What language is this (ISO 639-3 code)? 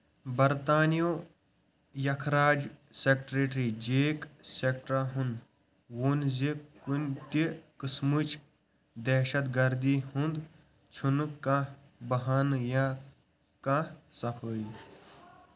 kas